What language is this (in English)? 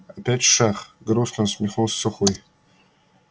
Russian